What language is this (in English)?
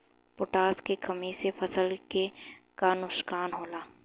Bhojpuri